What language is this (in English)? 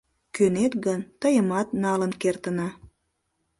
Mari